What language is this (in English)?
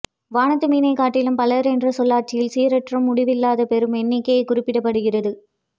Tamil